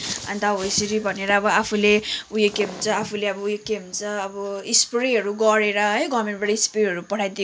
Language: Nepali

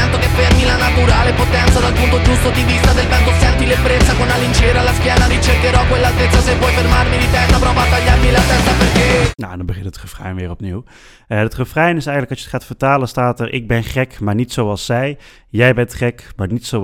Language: Dutch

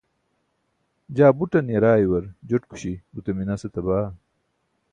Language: Burushaski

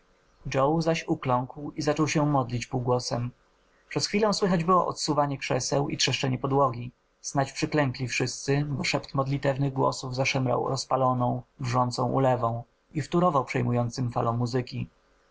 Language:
Polish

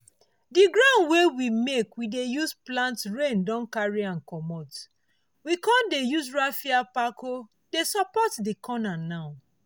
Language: Nigerian Pidgin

